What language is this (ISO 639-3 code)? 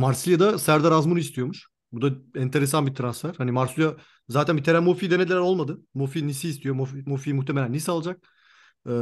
tur